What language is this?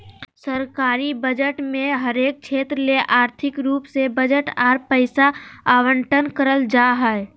Magahi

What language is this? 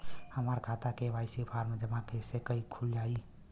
Bhojpuri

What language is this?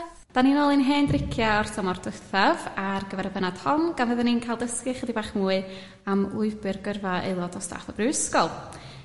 Welsh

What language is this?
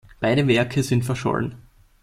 German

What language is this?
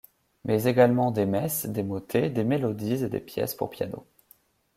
French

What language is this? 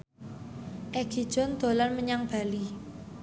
Javanese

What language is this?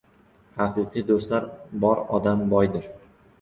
Uzbek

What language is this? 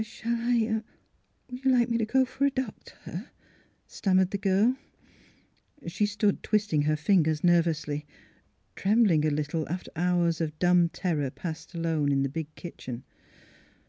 English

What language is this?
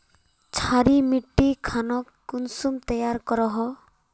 Magahi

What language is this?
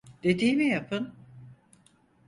Turkish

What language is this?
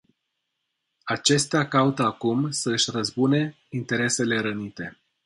Romanian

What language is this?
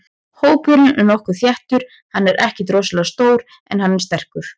Icelandic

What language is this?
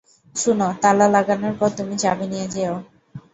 Bangla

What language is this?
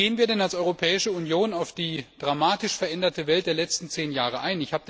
German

